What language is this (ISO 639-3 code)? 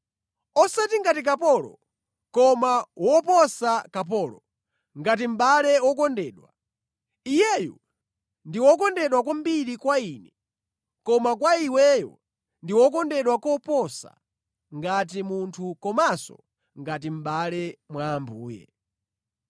nya